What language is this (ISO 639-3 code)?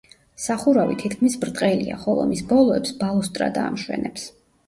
kat